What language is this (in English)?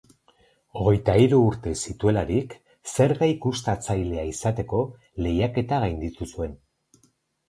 Basque